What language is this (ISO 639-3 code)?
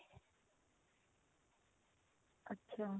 pan